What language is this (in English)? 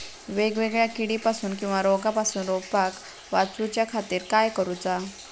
Marathi